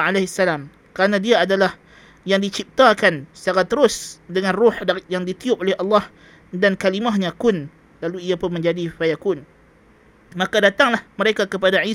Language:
Malay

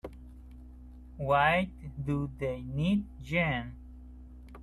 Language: English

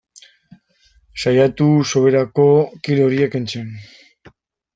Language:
Basque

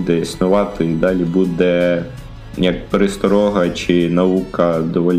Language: Ukrainian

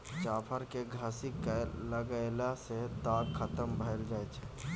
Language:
Maithili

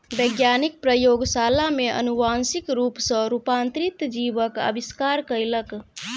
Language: Maithili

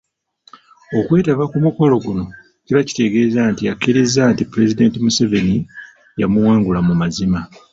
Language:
Ganda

